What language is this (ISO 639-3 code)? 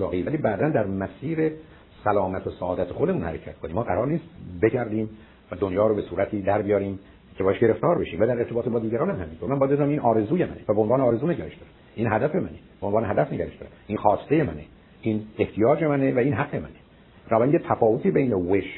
fas